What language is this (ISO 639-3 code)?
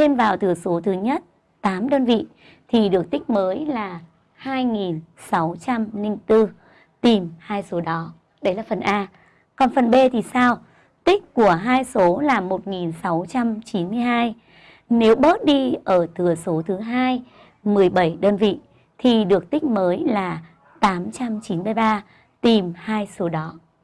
vie